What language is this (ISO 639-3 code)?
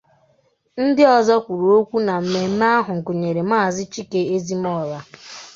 ibo